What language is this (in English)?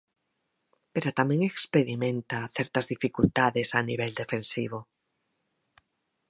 Galician